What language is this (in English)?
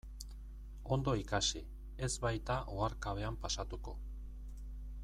Basque